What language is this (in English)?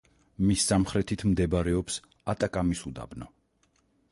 Georgian